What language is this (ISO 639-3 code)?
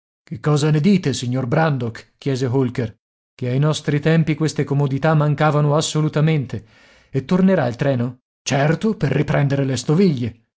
ita